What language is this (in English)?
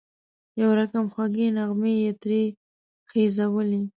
Pashto